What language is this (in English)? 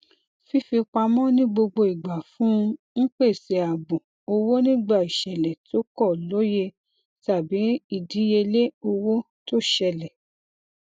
Yoruba